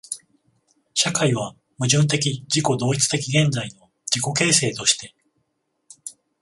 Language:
Japanese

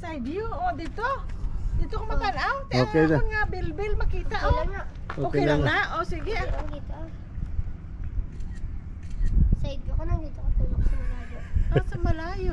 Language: Filipino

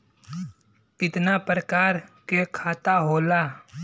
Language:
Bhojpuri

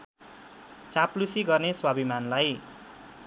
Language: Nepali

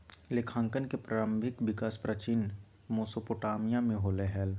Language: Magahi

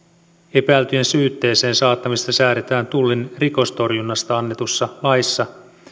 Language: Finnish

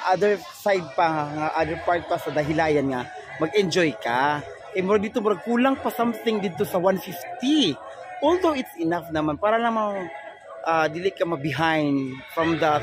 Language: Filipino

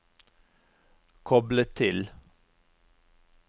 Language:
Norwegian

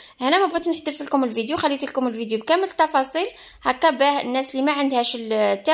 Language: Arabic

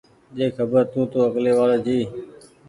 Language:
Goaria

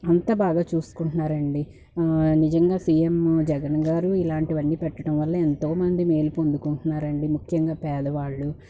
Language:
Telugu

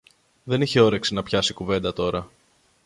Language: Greek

